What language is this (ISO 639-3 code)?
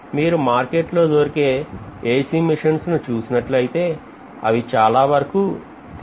tel